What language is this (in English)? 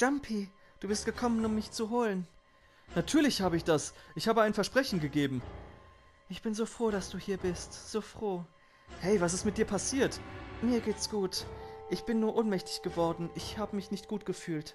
German